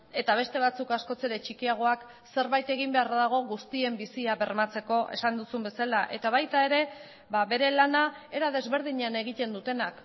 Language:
Basque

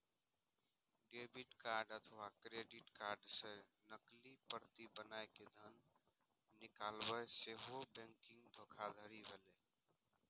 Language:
Maithili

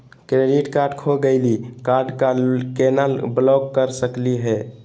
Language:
Magahi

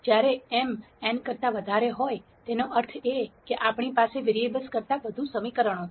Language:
Gujarati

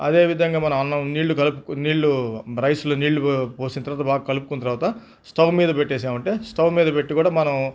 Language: Telugu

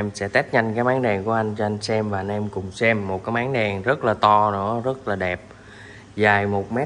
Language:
Vietnamese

